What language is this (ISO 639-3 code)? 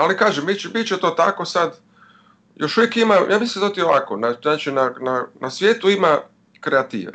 hrv